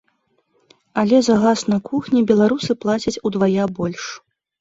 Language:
Belarusian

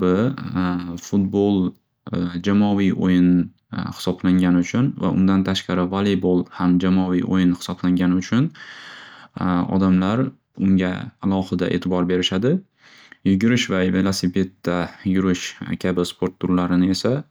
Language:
Uzbek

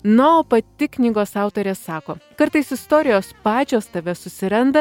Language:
Lithuanian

